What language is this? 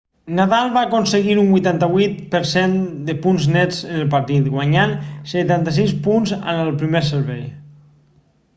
Catalan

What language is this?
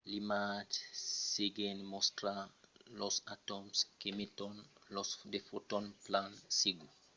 Occitan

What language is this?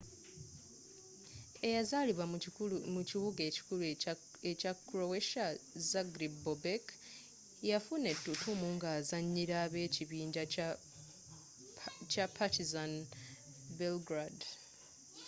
Ganda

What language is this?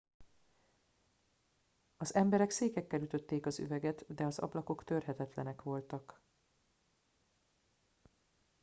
Hungarian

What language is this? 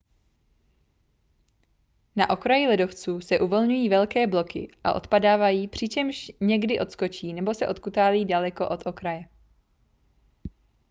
Czech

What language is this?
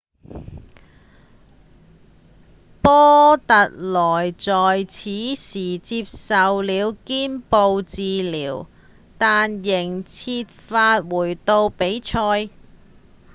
Cantonese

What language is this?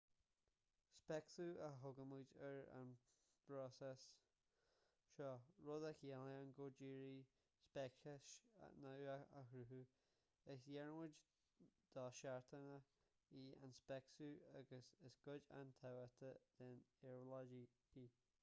Irish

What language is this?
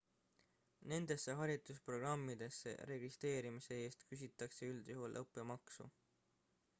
Estonian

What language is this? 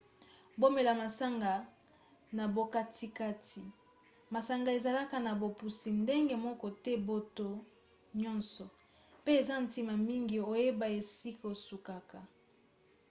Lingala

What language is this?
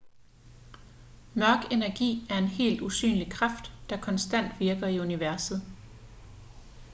Danish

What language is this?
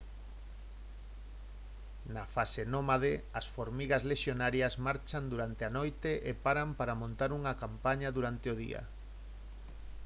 Galician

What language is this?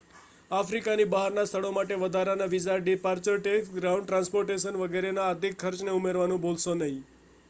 Gujarati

